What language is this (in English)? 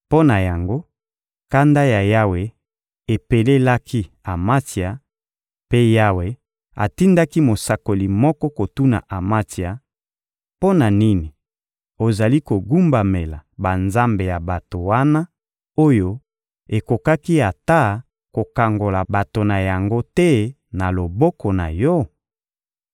Lingala